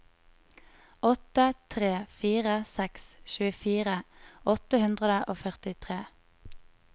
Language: Norwegian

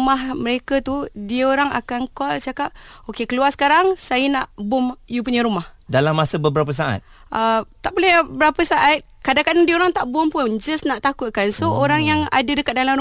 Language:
Malay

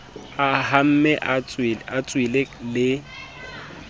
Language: Southern Sotho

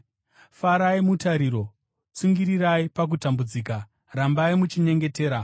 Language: Shona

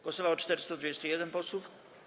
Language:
Polish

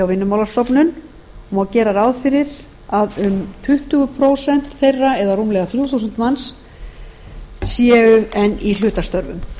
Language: Icelandic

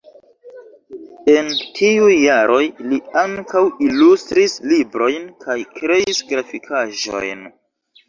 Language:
Esperanto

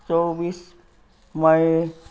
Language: Nepali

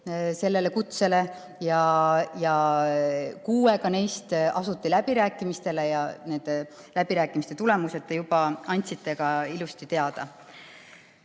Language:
Estonian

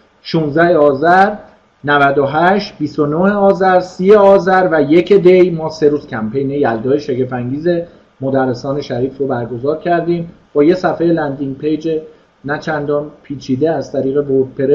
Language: Persian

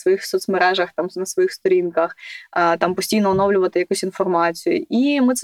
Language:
Ukrainian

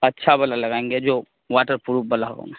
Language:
Urdu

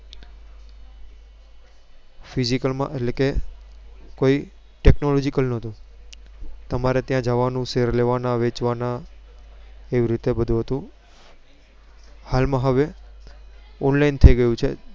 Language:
Gujarati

